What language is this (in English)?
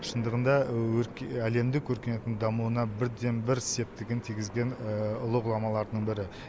Kazakh